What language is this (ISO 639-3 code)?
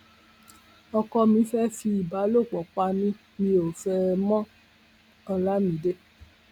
yor